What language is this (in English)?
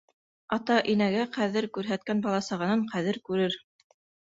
Bashkir